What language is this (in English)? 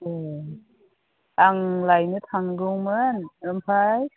Bodo